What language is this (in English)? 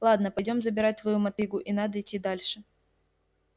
Russian